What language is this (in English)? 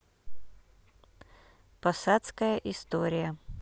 Russian